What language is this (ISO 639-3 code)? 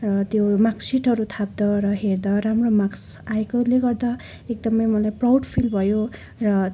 nep